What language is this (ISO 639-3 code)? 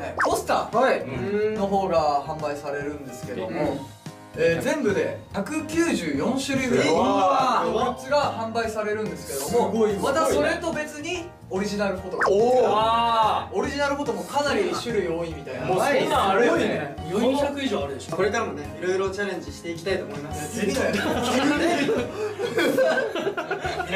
jpn